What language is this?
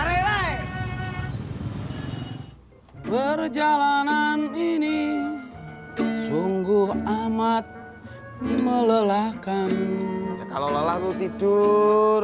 Indonesian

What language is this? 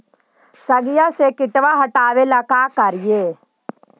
Magahi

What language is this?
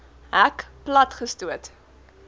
Afrikaans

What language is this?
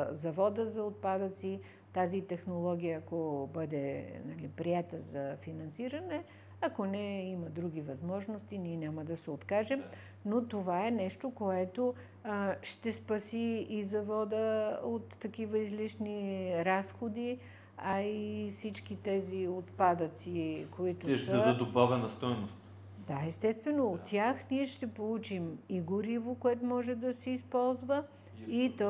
Bulgarian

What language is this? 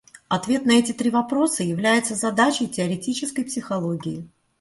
Russian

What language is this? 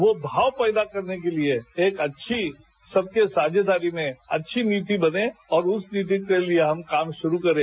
Hindi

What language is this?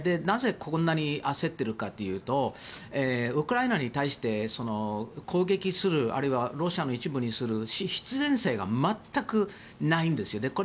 Japanese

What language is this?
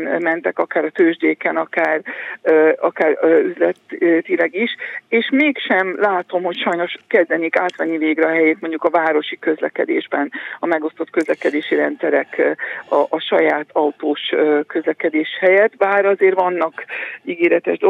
Hungarian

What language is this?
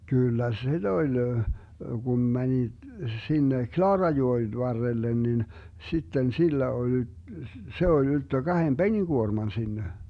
Finnish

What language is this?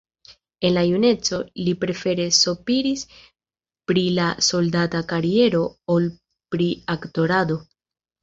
Esperanto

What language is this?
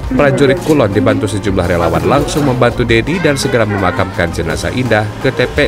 Indonesian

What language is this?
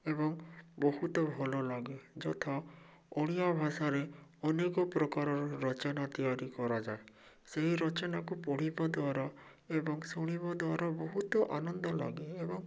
Odia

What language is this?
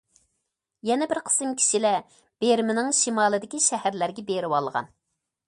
Uyghur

